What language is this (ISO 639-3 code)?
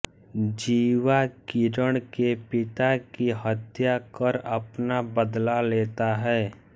hin